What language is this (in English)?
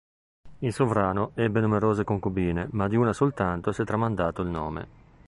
Italian